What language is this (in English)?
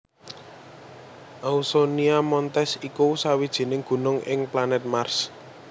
Javanese